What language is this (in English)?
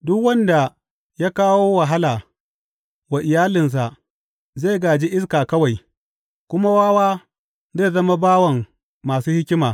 Hausa